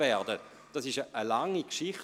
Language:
Swiss German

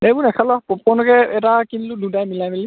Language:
Assamese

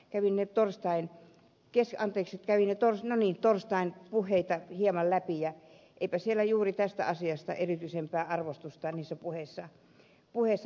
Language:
Finnish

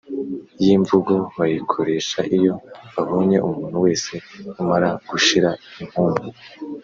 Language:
Kinyarwanda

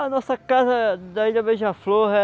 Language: Portuguese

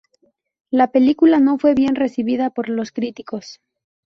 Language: Spanish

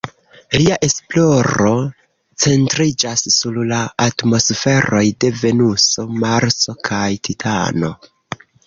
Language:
Esperanto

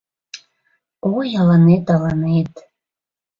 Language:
Mari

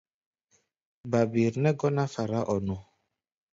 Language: Gbaya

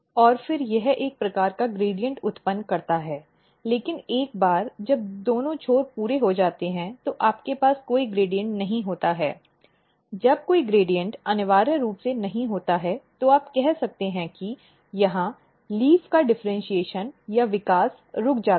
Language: Hindi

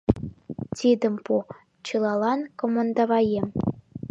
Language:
Mari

